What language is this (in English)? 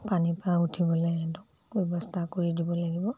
Assamese